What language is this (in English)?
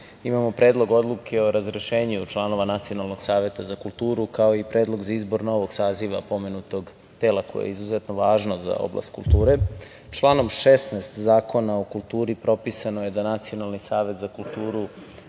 Serbian